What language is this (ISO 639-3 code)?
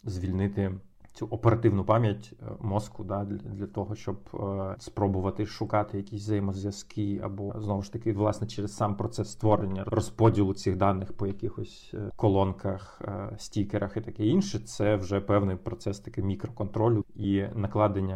ukr